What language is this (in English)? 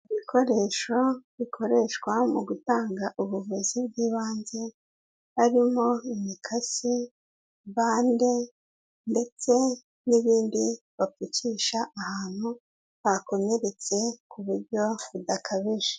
Kinyarwanda